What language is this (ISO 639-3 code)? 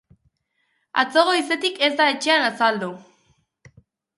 eus